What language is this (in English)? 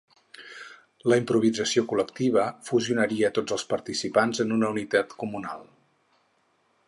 Catalan